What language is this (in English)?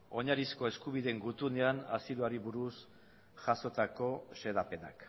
Basque